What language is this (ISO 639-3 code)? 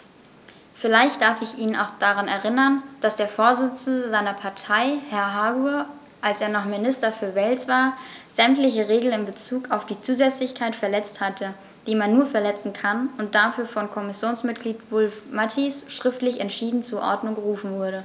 deu